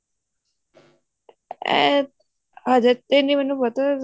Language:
Punjabi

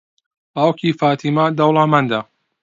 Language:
Central Kurdish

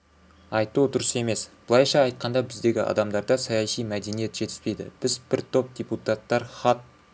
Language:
Kazakh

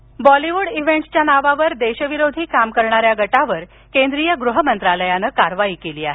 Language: Marathi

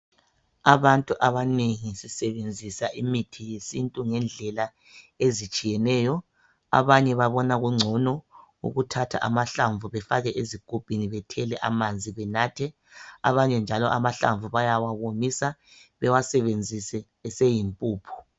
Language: North Ndebele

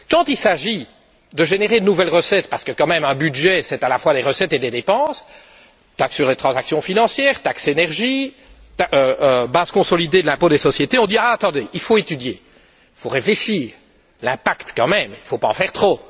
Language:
French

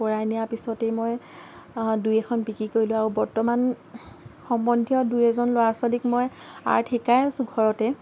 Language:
Assamese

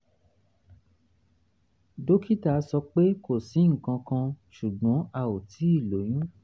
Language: Yoruba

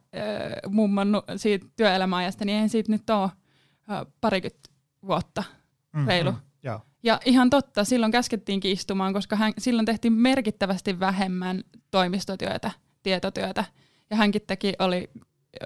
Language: Finnish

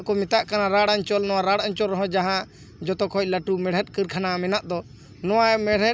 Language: Santali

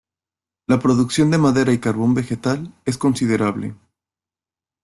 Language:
Spanish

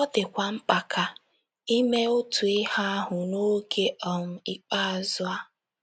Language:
Igbo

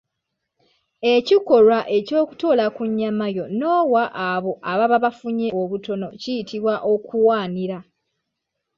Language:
Ganda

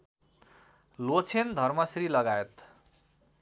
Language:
Nepali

